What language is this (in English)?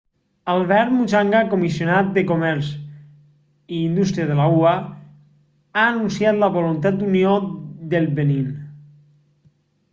Catalan